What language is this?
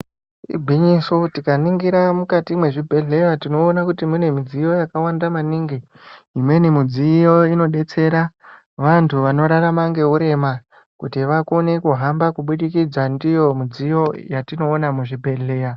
Ndau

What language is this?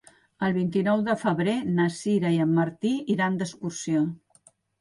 Catalan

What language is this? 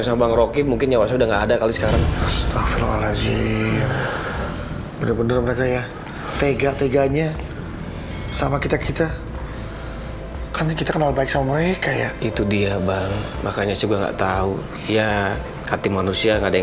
Indonesian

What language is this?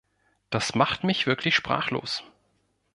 German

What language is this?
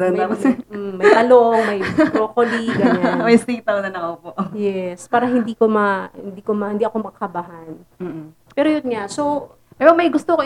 Filipino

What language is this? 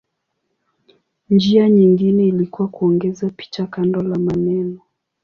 Swahili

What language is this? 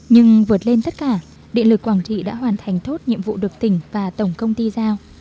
Vietnamese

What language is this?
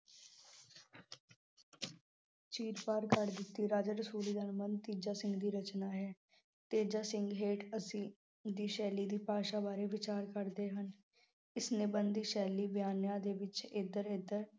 Punjabi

